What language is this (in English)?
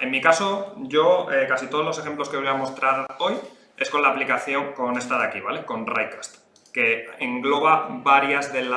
Spanish